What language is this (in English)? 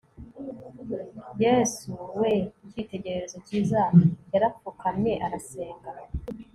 Kinyarwanda